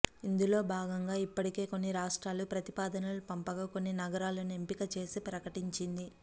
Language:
Telugu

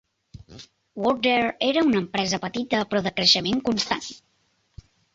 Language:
Catalan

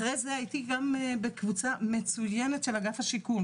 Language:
Hebrew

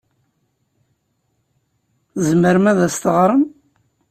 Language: Kabyle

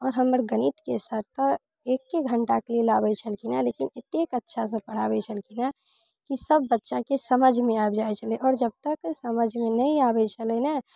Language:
Maithili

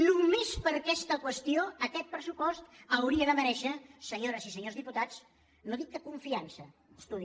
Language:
Catalan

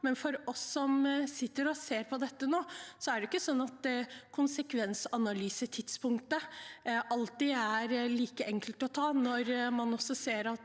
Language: Norwegian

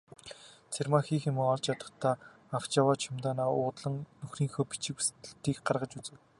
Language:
Mongolian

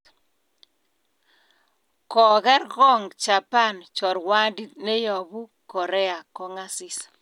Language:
Kalenjin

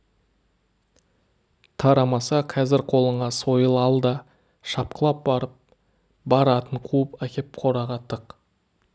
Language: Kazakh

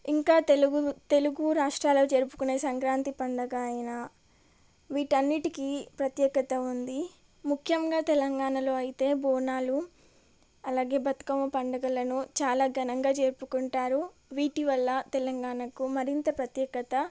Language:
Telugu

